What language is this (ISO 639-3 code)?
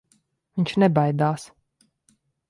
lav